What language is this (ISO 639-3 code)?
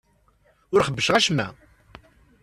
kab